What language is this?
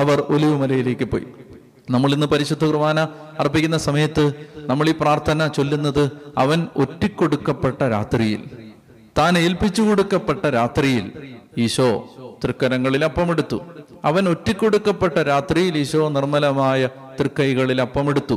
Malayalam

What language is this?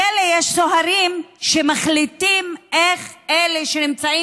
Hebrew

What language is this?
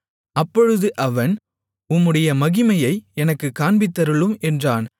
Tamil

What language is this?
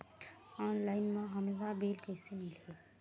Chhattisgarhi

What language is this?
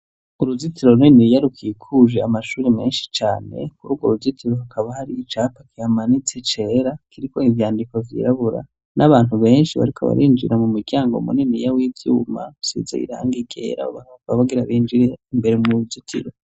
Rundi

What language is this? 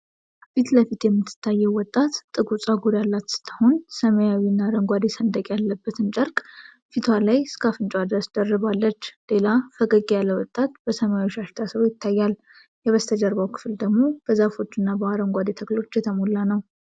Amharic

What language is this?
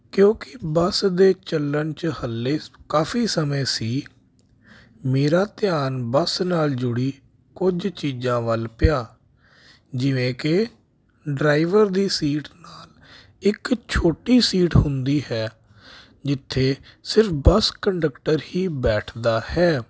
Punjabi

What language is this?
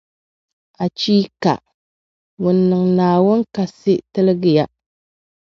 Dagbani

